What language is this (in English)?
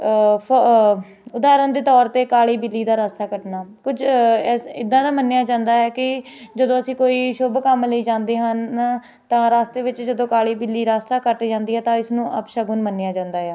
Punjabi